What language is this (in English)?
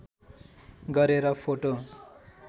Nepali